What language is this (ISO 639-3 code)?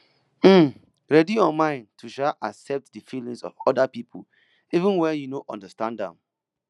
pcm